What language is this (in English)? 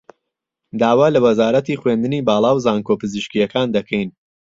Central Kurdish